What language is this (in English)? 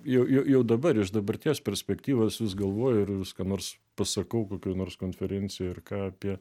Lithuanian